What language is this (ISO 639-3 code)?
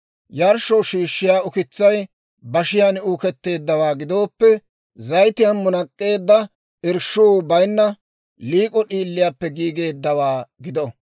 dwr